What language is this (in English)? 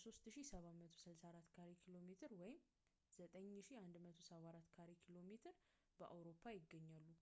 Amharic